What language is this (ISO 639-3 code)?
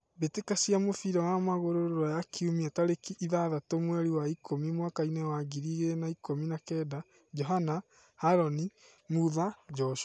kik